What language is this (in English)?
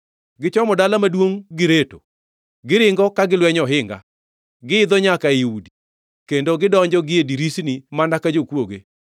Luo (Kenya and Tanzania)